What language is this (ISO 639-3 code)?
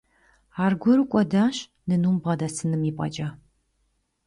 kbd